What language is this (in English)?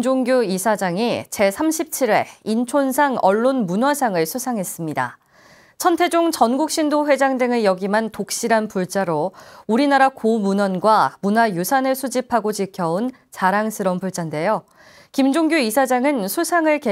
Korean